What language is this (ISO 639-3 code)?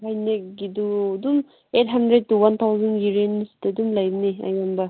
mni